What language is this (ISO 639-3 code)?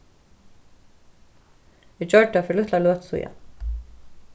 fao